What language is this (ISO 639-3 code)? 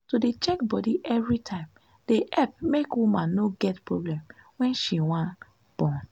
pcm